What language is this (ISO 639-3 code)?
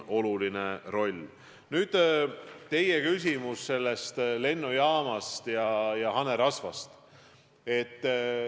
est